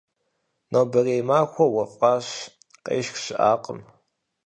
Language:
Kabardian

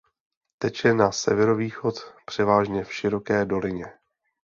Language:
Czech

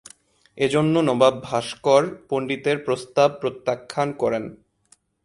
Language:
Bangla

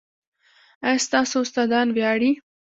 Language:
Pashto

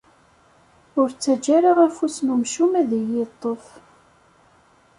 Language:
Kabyle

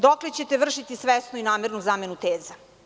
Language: Serbian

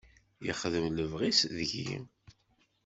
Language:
Kabyle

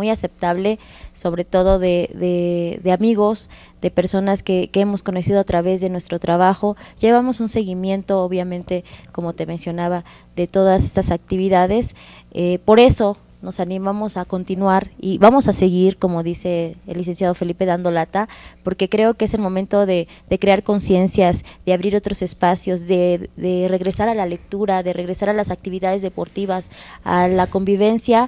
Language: Spanish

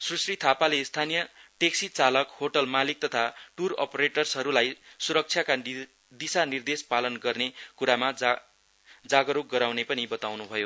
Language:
Nepali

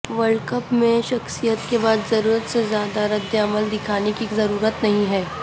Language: Urdu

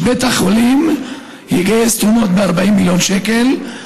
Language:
Hebrew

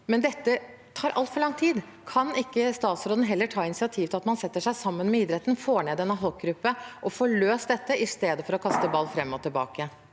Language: Norwegian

